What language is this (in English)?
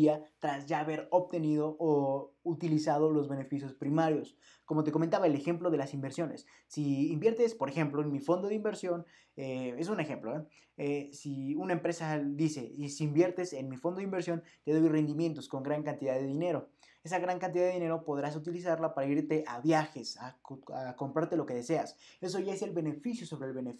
Spanish